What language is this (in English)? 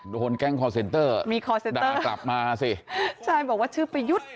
Thai